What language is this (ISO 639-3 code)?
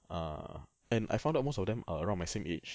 eng